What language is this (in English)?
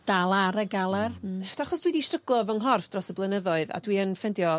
Welsh